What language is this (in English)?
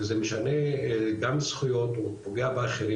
Hebrew